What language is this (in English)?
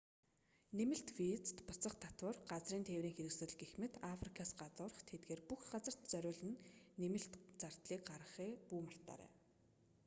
Mongolian